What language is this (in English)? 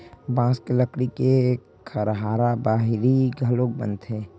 Chhattisgarhi